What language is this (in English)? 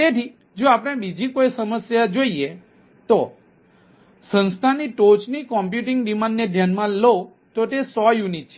Gujarati